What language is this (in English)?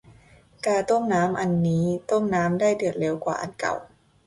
Thai